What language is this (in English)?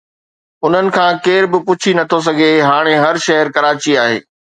Sindhi